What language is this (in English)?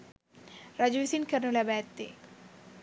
Sinhala